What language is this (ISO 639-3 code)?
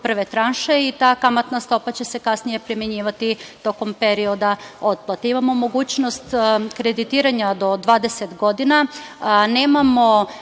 srp